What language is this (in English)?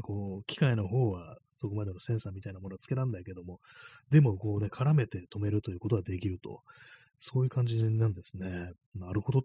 Japanese